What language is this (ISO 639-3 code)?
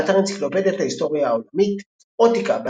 heb